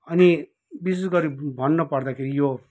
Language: Nepali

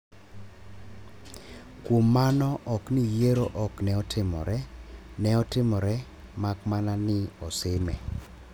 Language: Luo (Kenya and Tanzania)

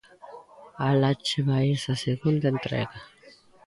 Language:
Galician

